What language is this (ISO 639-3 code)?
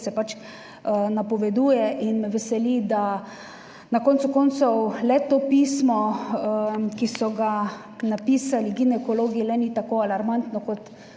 slv